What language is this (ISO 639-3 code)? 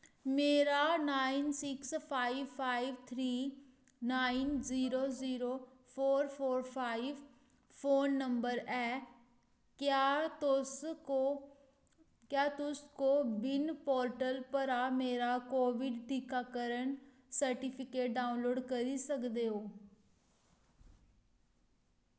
doi